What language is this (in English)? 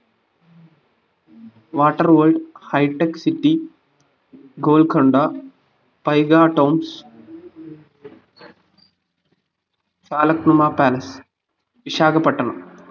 Malayalam